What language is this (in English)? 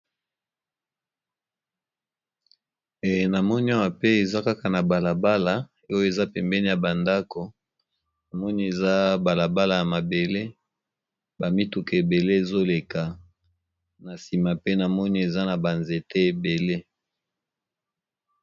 Lingala